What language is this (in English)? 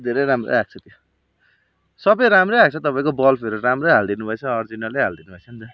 Nepali